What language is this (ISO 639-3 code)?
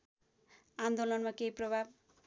nep